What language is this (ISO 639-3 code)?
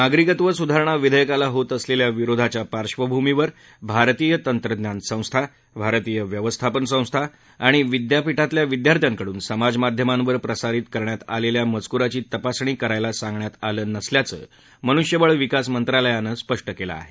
mar